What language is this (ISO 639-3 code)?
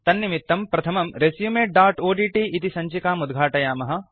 san